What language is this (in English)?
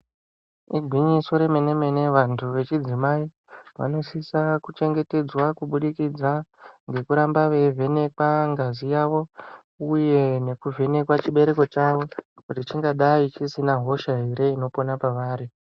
Ndau